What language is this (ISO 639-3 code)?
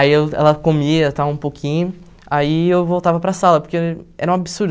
por